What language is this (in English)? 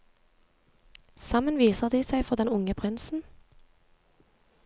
Norwegian